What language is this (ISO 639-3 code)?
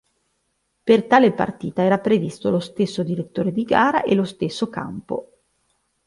ita